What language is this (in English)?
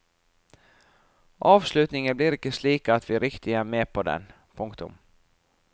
Norwegian